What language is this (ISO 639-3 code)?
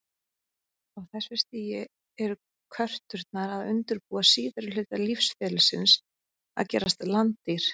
isl